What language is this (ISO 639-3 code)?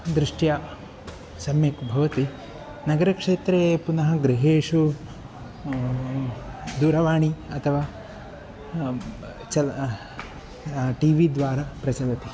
san